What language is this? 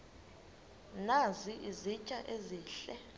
Xhosa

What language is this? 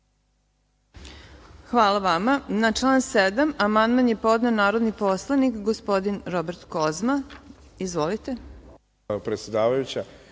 Serbian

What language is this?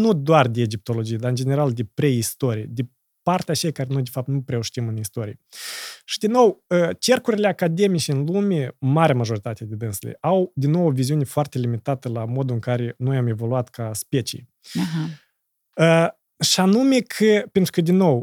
Romanian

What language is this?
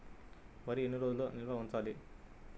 Telugu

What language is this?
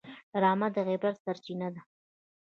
Pashto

